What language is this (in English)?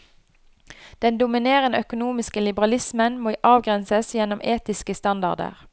Norwegian